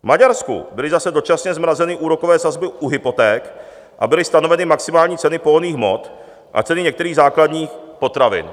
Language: Czech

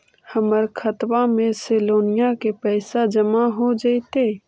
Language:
Magahi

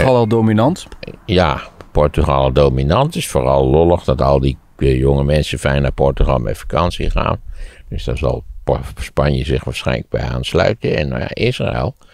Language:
Dutch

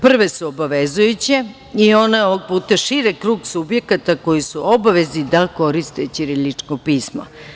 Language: Serbian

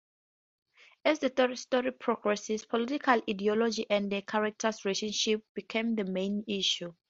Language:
English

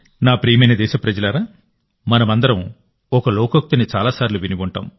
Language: Telugu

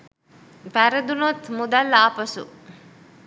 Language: Sinhala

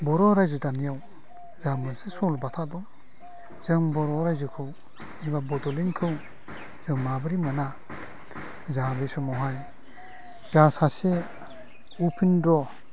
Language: Bodo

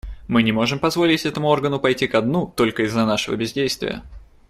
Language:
Russian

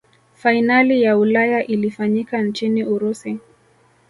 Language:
Swahili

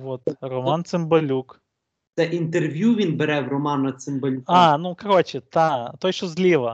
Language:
Ukrainian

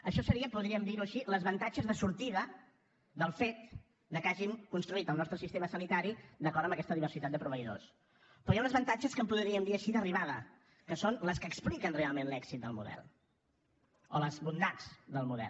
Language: Catalan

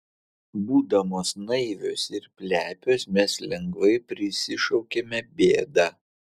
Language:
Lithuanian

